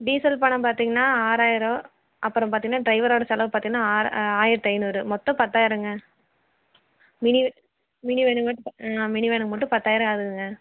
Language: Tamil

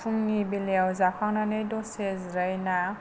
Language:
Bodo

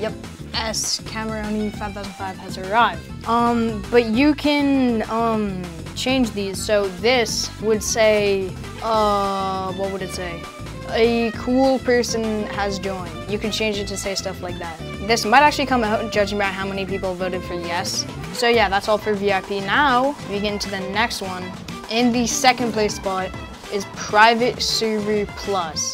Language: English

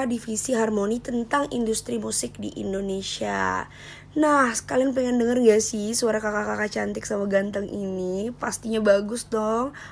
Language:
Indonesian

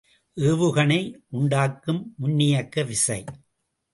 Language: Tamil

